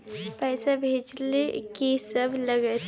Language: Maithili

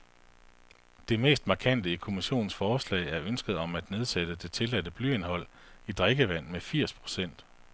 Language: Danish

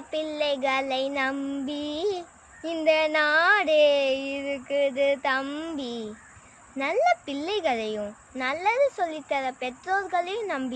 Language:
Japanese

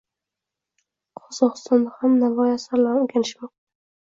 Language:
Uzbek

